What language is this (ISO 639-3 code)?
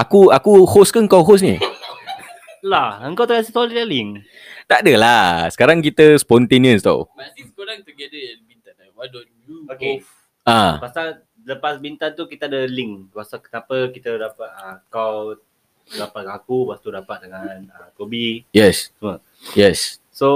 msa